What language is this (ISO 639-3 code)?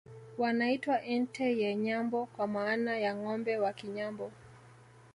swa